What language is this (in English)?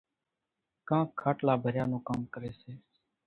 Kachi Koli